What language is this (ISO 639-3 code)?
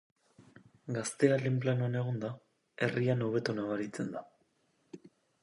eus